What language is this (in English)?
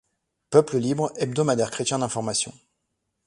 French